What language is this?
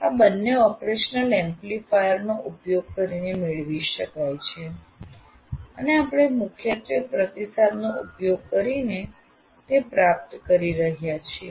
Gujarati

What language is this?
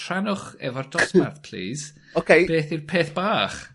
Welsh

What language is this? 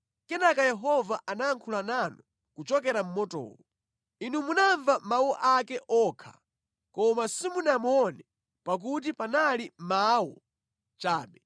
Nyanja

